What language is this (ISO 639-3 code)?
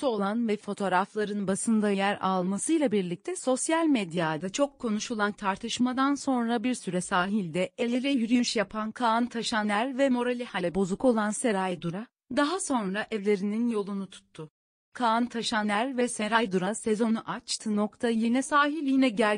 tur